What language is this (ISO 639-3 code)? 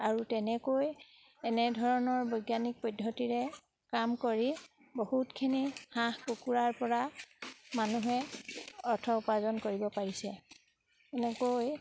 asm